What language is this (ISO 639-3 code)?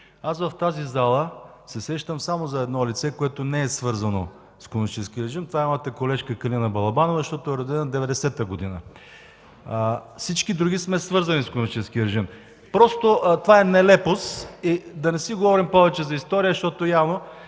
bul